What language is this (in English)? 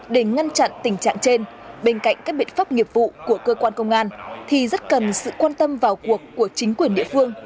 Vietnamese